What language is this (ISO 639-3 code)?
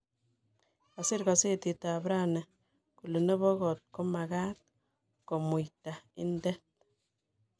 kln